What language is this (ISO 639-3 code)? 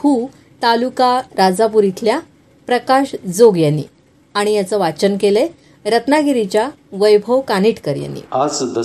mar